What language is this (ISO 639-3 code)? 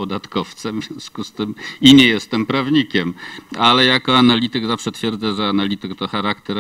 pol